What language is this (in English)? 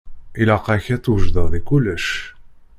Kabyle